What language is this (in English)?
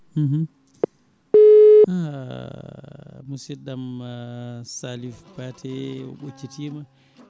Fula